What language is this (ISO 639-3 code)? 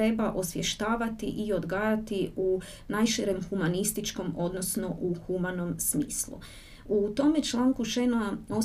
hrv